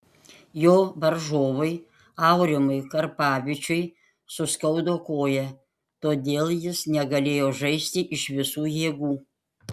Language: Lithuanian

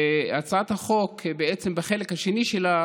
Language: Hebrew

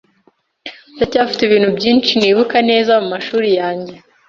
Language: Kinyarwanda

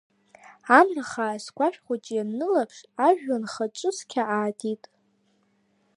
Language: Abkhazian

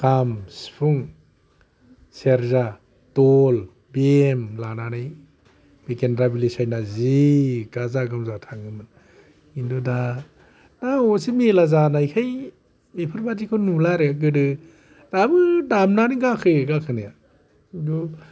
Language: Bodo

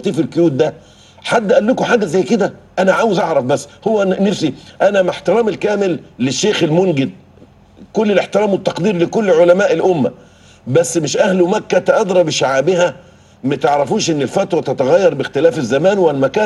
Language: Arabic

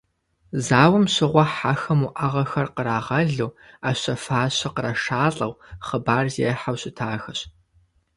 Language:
Kabardian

